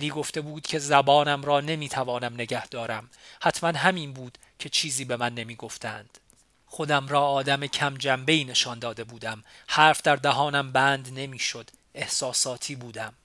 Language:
Persian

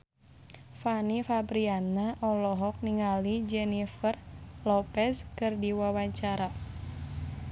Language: Sundanese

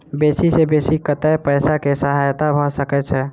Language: Maithili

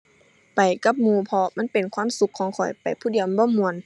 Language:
Thai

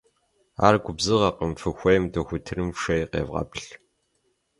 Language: Kabardian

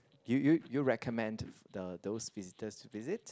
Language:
English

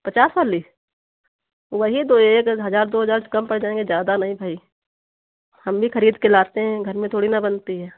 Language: Hindi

